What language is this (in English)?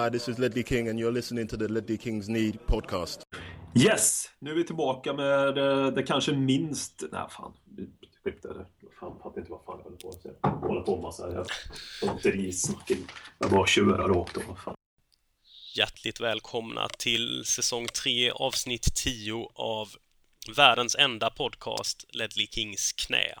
Swedish